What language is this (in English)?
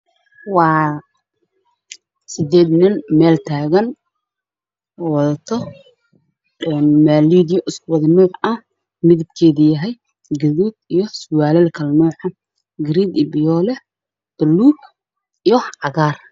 Somali